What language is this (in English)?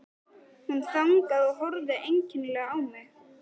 Icelandic